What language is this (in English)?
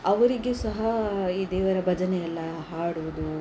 Kannada